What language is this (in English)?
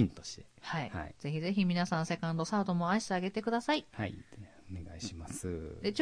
Japanese